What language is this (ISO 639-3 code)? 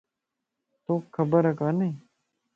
lss